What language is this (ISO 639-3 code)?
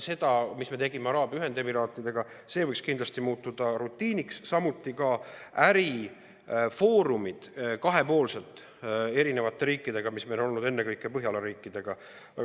est